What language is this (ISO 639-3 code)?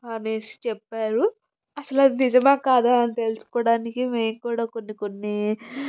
tel